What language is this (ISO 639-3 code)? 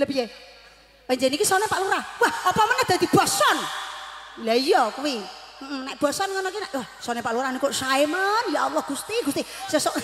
ind